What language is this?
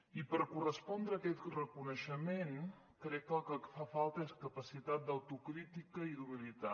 Catalan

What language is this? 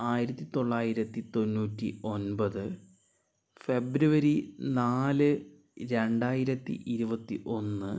Malayalam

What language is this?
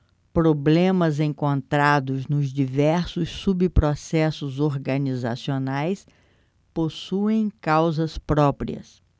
Portuguese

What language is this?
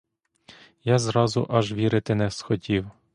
Ukrainian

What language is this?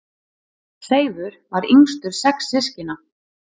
Icelandic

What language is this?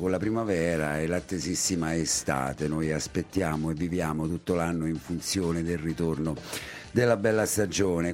Italian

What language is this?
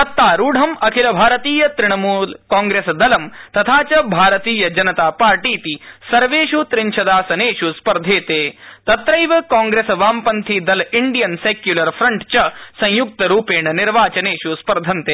Sanskrit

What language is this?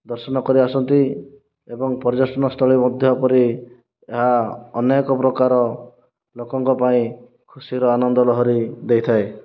Odia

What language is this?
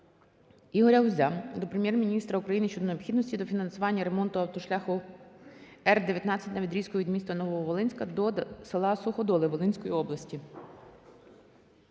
Ukrainian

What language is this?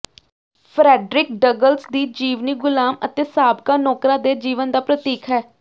Punjabi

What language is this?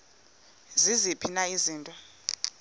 Xhosa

